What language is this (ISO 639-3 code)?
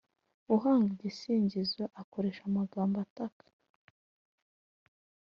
kin